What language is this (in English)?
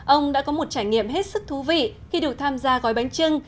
Vietnamese